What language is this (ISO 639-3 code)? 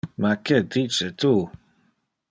ina